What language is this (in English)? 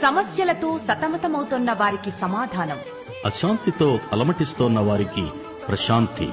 Telugu